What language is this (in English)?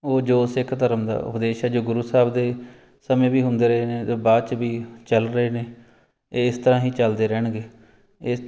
Punjabi